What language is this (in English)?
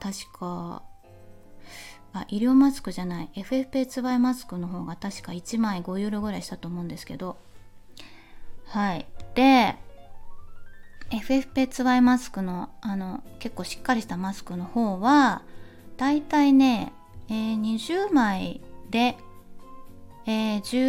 Japanese